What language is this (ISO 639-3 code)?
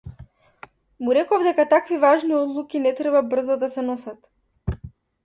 mkd